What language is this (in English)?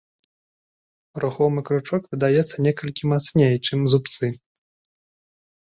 Belarusian